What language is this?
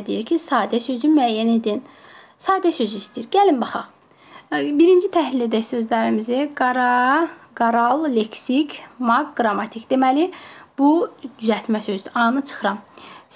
Turkish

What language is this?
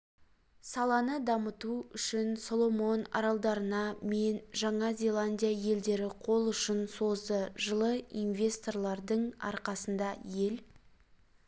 Kazakh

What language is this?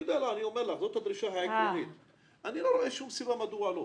Hebrew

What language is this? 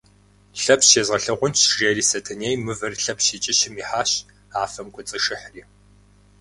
Kabardian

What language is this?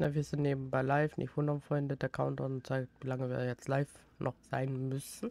German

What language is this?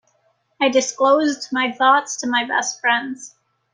English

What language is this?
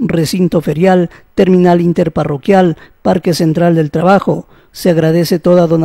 Spanish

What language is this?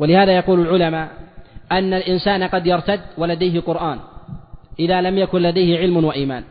Arabic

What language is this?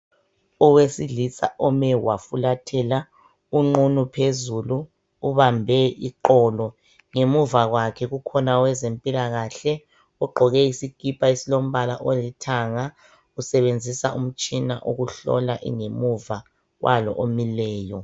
North Ndebele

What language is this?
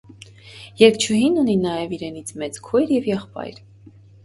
Armenian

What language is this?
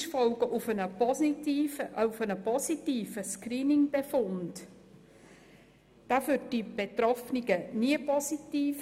Swiss German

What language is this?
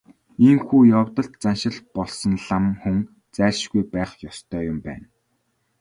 Mongolian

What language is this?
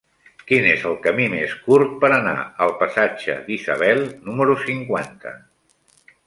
Catalan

